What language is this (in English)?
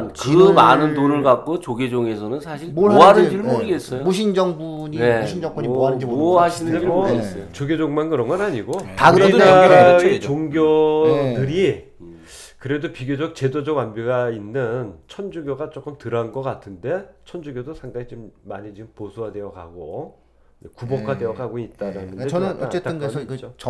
Korean